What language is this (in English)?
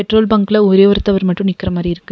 Tamil